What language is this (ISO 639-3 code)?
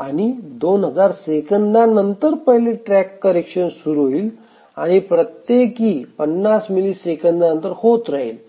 mar